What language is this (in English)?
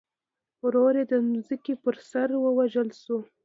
Pashto